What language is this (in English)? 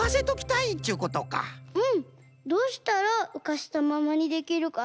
Japanese